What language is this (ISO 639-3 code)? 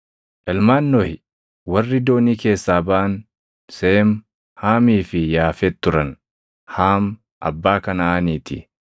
orm